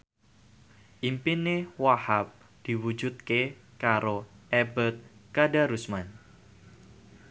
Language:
Javanese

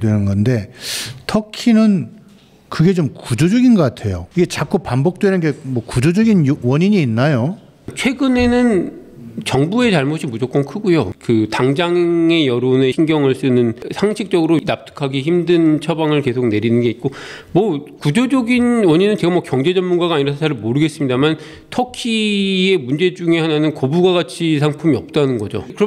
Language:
Korean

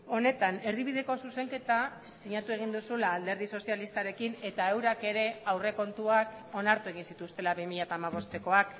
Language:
Basque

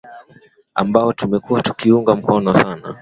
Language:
Swahili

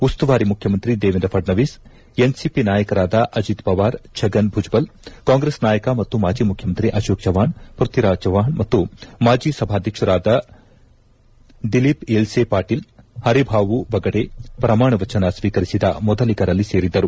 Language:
Kannada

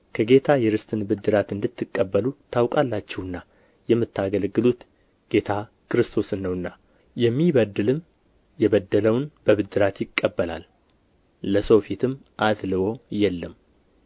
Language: Amharic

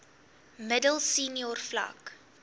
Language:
Afrikaans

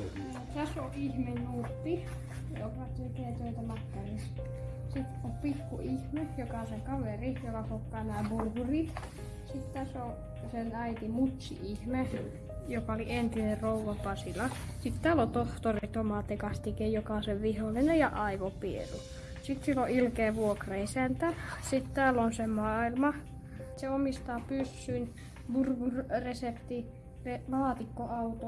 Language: Finnish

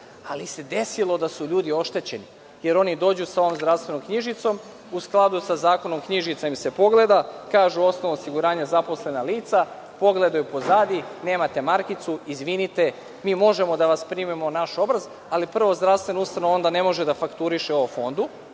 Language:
Serbian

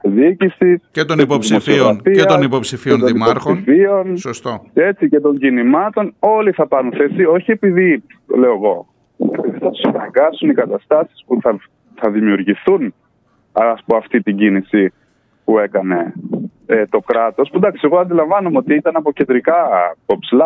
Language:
Greek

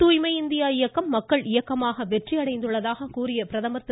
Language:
Tamil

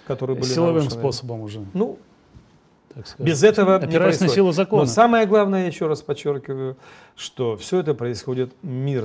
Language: Russian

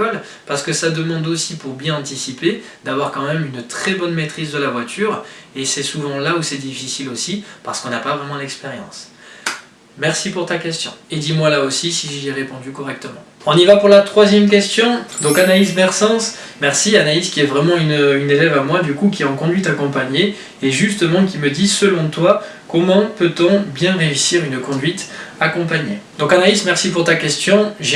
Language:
French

